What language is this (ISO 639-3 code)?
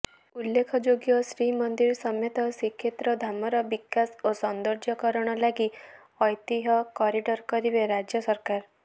ori